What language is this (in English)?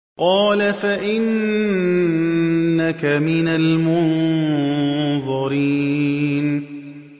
Arabic